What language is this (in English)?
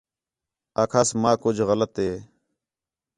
Khetrani